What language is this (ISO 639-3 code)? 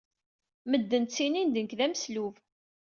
kab